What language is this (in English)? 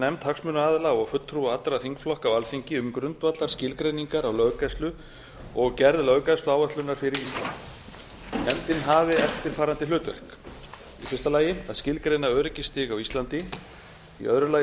Icelandic